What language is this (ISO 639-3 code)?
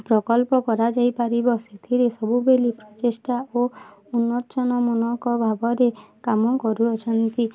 ori